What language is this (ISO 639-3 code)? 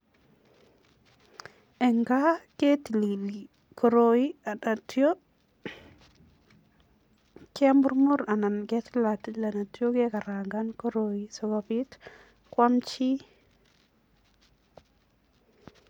kln